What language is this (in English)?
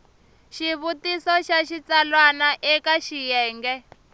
Tsonga